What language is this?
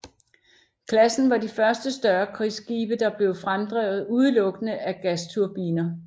Danish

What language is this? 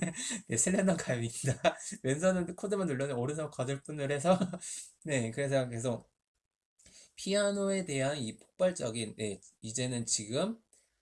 Korean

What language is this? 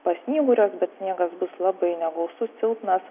Lithuanian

